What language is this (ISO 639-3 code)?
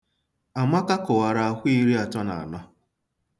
ibo